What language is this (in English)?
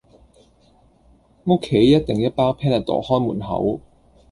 Cantonese